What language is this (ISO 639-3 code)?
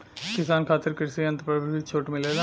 bho